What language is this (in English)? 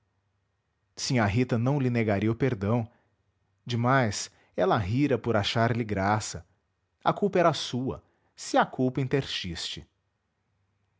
Portuguese